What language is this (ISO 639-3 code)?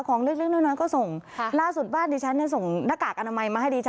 tha